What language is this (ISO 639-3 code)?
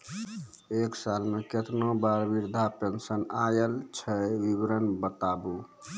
mai